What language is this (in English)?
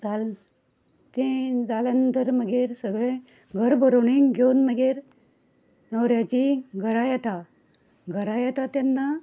Konkani